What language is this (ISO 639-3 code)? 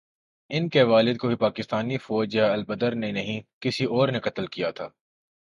urd